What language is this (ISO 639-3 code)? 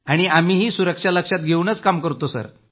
mar